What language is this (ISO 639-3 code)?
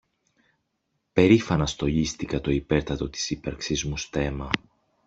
ell